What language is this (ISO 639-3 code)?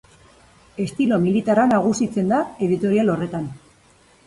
eus